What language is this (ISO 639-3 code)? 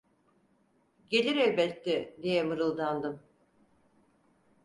tur